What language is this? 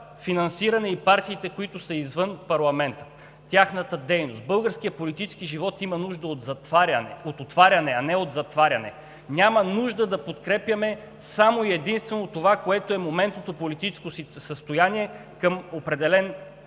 Bulgarian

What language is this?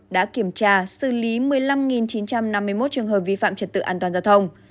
Vietnamese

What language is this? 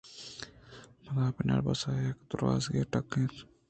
Eastern Balochi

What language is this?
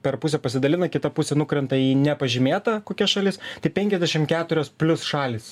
Lithuanian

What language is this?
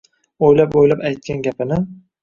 Uzbek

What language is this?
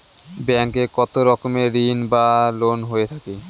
Bangla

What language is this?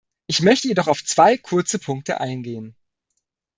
German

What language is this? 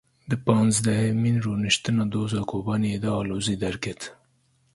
Kurdish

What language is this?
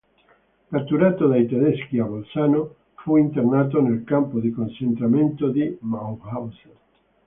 Italian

